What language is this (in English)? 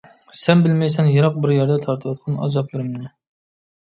Uyghur